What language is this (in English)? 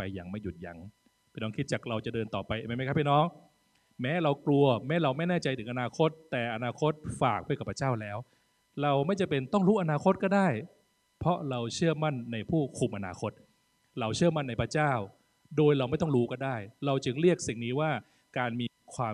Thai